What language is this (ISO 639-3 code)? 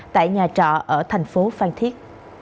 vie